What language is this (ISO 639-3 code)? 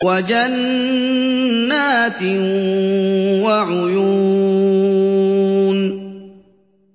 ara